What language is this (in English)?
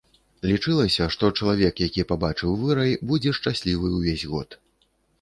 Belarusian